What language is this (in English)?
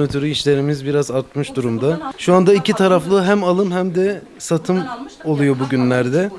Turkish